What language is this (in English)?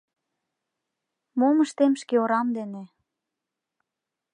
Mari